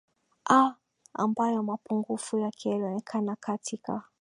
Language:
Swahili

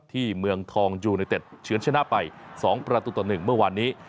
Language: Thai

